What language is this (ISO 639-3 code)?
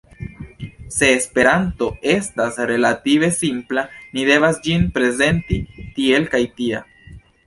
epo